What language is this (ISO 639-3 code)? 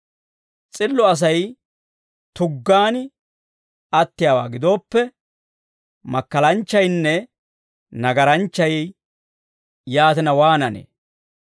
dwr